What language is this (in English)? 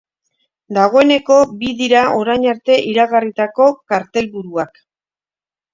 Basque